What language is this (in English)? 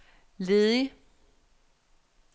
Danish